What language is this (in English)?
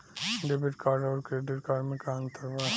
Bhojpuri